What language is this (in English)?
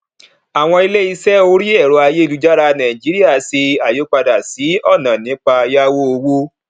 Yoruba